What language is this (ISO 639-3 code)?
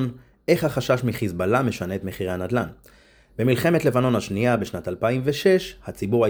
heb